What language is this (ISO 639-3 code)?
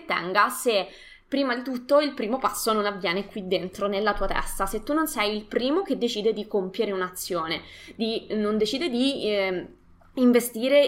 ita